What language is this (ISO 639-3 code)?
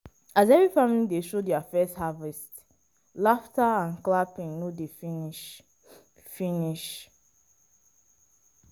pcm